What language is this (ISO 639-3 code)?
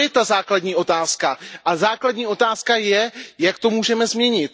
ces